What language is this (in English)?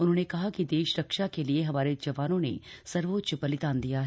Hindi